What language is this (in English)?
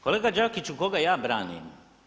Croatian